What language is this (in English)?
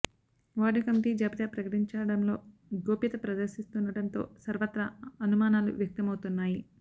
Telugu